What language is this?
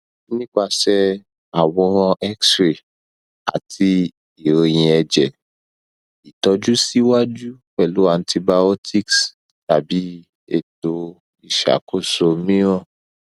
Yoruba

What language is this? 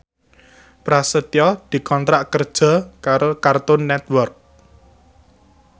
Javanese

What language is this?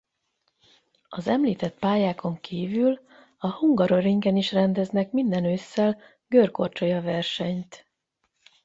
Hungarian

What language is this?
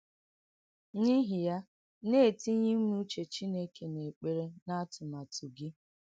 Igbo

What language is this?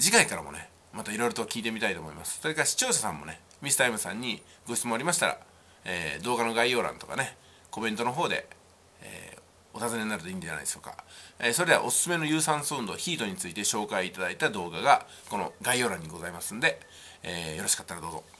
Japanese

